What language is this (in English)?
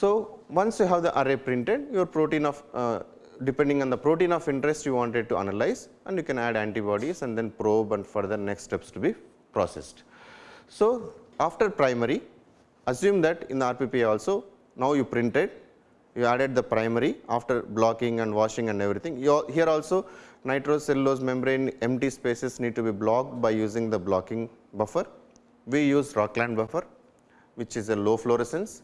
English